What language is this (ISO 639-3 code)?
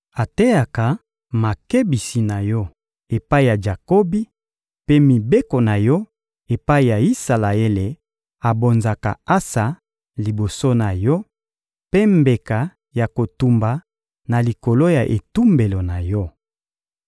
lin